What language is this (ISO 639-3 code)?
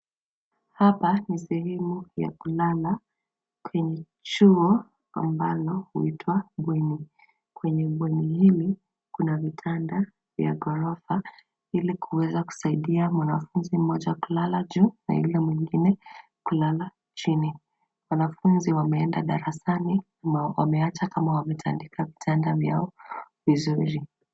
swa